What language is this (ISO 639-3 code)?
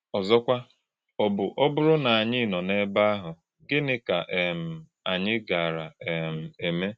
ibo